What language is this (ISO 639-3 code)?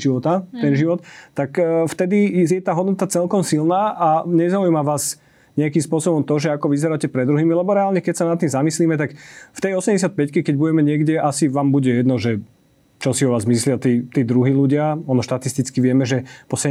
slk